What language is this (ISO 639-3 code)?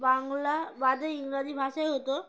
ben